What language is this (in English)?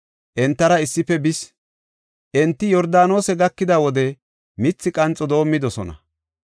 Gofa